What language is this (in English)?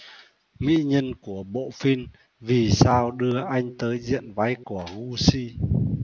Vietnamese